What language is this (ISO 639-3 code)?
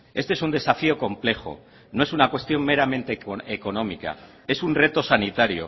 spa